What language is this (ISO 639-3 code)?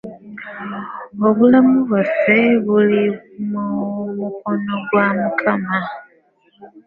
lug